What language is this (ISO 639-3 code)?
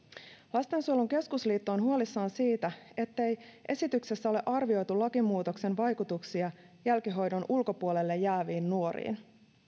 fin